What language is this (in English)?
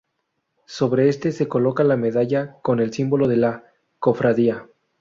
Spanish